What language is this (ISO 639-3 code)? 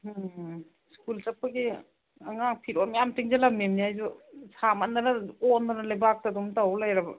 mni